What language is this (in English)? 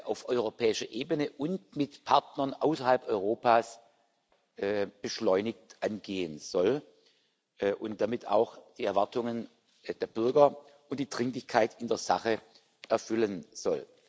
German